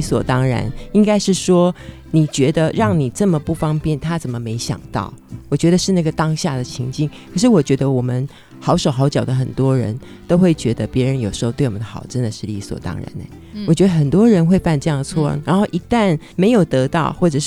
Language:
Chinese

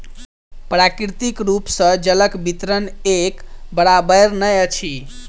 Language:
Maithili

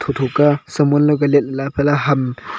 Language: Wancho Naga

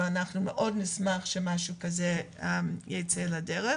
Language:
Hebrew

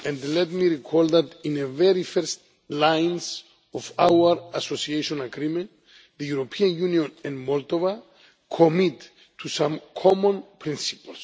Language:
English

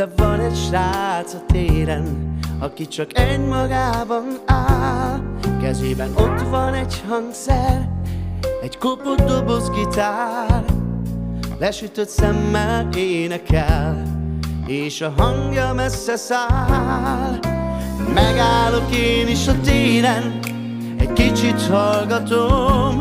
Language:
Hungarian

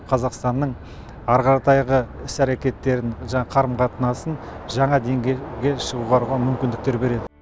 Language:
Kazakh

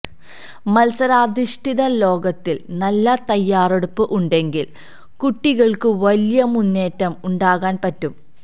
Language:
Malayalam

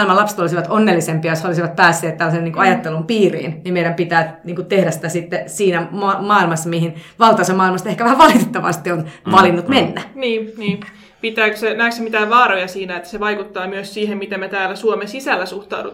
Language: Finnish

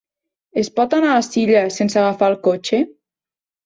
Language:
Catalan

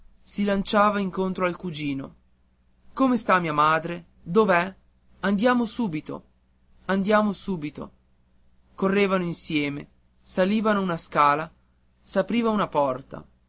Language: Italian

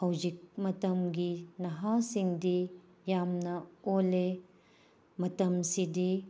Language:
Manipuri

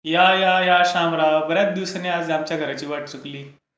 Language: Marathi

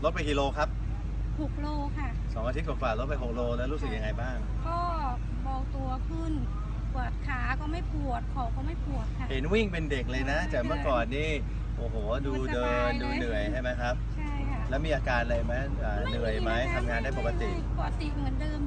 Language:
Thai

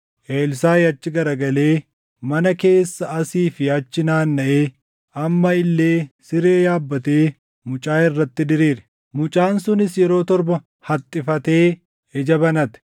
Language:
Oromo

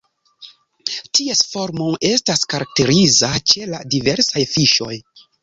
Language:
Esperanto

